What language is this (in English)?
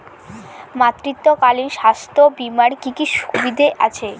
Bangla